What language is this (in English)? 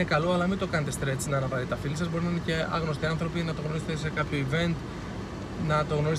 Greek